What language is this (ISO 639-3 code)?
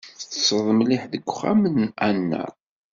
kab